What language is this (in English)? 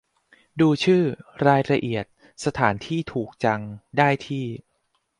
Thai